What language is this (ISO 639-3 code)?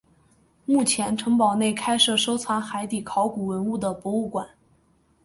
zho